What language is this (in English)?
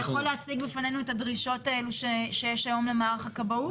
Hebrew